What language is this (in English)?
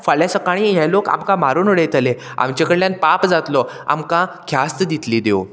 Konkani